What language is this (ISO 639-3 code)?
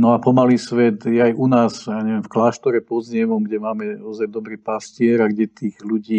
ces